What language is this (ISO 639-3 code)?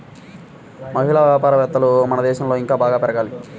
tel